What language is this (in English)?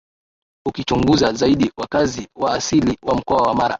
Swahili